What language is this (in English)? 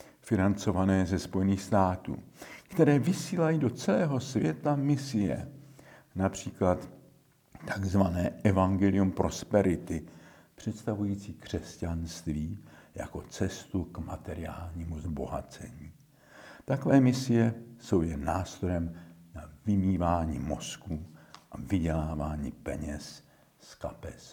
Czech